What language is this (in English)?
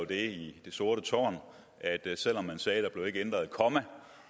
Danish